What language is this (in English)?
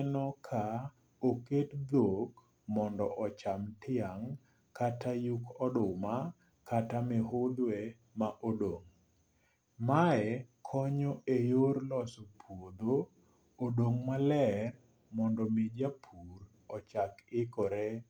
Luo (Kenya and Tanzania)